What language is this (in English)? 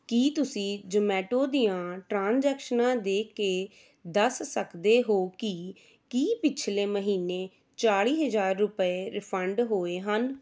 Punjabi